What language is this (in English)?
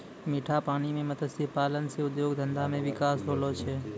Maithili